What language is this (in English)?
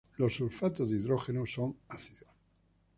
Spanish